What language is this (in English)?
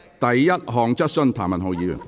Cantonese